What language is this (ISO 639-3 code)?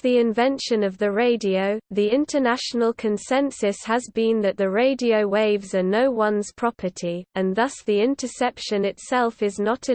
eng